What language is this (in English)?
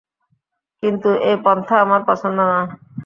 Bangla